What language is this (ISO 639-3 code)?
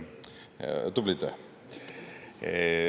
est